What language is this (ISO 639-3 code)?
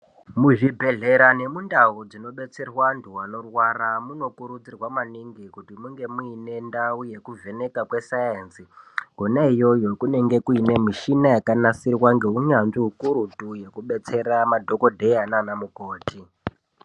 ndc